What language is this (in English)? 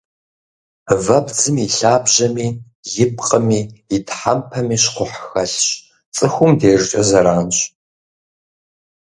Kabardian